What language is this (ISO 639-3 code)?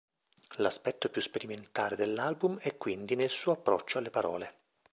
ita